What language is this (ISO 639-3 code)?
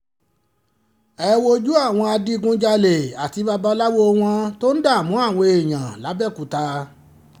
yor